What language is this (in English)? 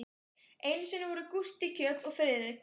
Icelandic